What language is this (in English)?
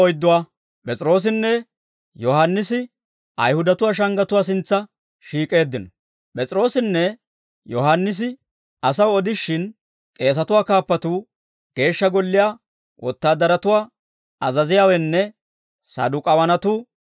Dawro